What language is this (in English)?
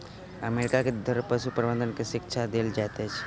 Maithili